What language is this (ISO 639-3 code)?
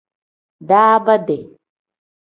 kdh